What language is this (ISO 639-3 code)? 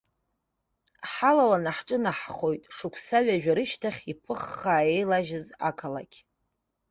abk